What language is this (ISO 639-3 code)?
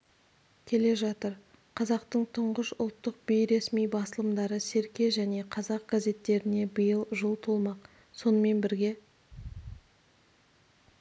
kaz